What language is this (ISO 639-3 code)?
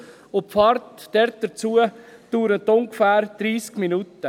gsw